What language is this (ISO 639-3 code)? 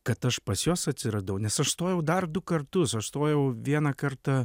lit